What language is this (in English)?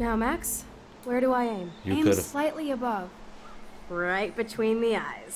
Turkish